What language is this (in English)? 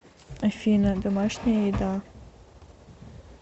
Russian